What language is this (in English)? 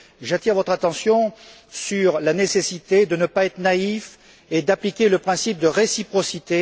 French